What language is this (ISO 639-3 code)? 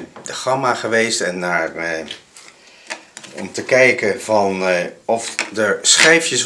nld